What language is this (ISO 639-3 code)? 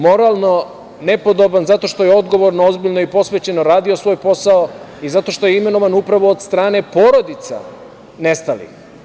srp